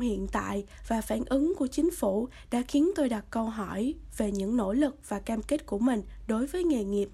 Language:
Vietnamese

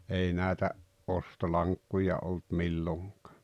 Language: Finnish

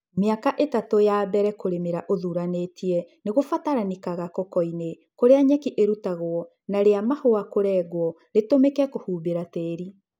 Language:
Kikuyu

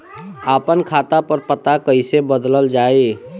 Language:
Bhojpuri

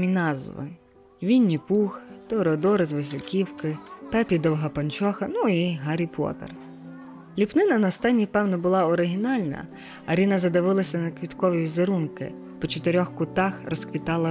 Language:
Ukrainian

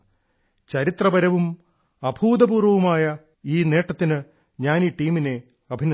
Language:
Malayalam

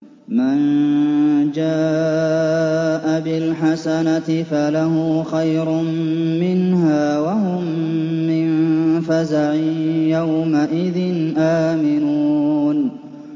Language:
Arabic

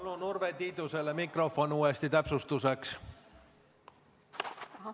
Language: Estonian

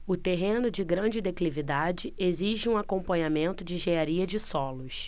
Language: Portuguese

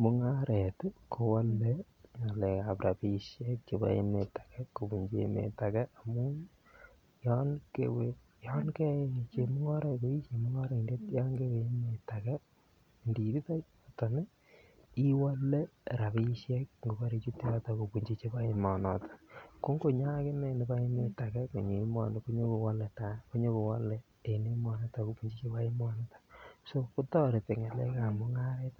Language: Kalenjin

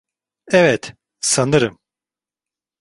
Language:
Turkish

